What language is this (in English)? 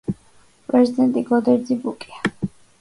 Georgian